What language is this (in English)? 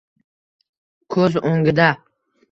Uzbek